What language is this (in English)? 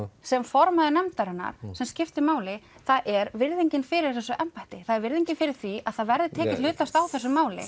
Icelandic